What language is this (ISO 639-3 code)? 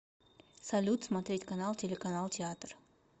rus